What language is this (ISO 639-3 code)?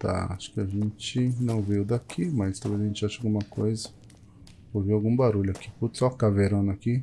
por